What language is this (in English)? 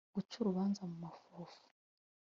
Kinyarwanda